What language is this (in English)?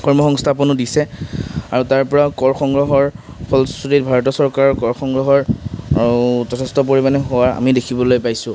Assamese